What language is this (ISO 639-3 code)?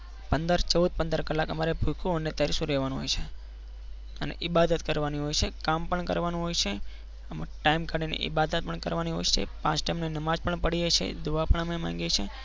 guj